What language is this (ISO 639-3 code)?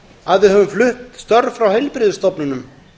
isl